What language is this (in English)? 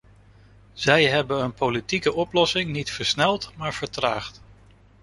Dutch